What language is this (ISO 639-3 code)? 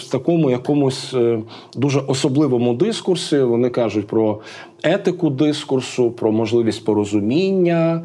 ukr